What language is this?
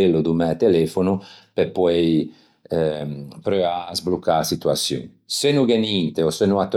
Ligurian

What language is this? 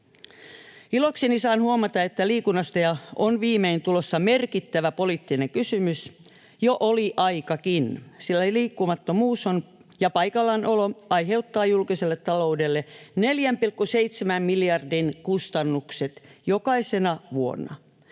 Finnish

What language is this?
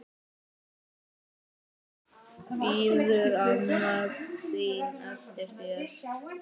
Icelandic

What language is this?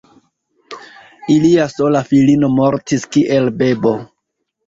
Esperanto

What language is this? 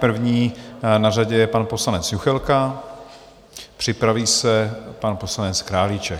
Czech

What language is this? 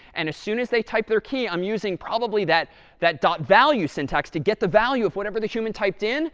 English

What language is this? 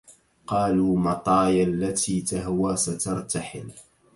Arabic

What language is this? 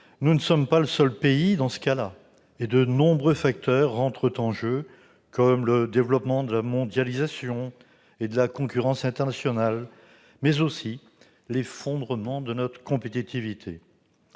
French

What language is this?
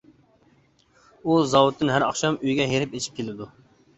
Uyghur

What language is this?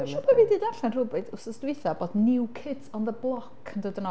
Welsh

